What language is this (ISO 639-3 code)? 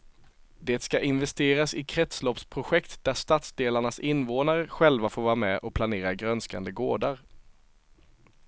swe